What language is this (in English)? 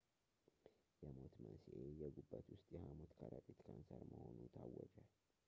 Amharic